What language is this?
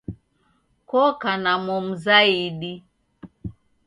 Taita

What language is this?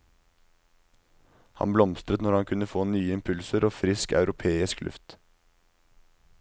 Norwegian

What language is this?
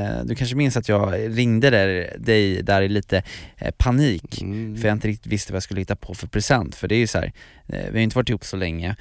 Swedish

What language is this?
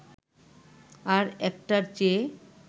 Bangla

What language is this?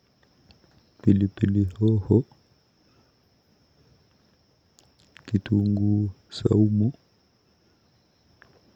Kalenjin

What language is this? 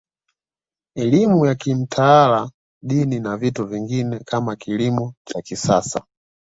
Swahili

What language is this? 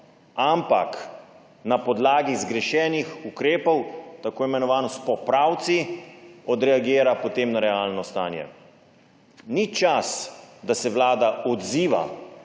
Slovenian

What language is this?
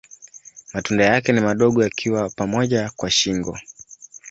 Swahili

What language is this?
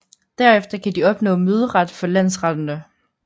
Danish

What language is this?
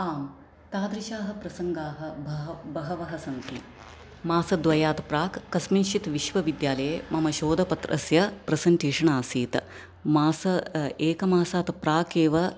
Sanskrit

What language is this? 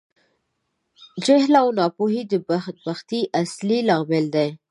Pashto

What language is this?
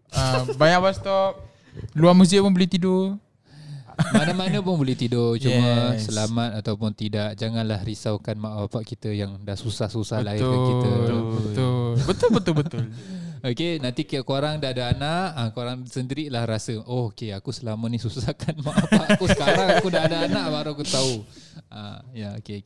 Malay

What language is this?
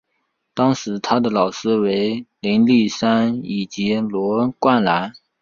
Chinese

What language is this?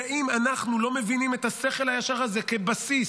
Hebrew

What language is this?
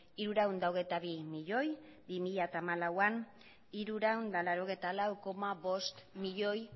Basque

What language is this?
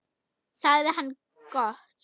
Icelandic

